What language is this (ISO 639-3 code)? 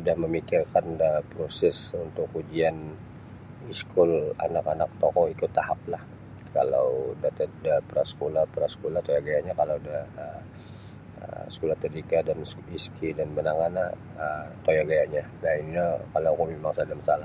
bsy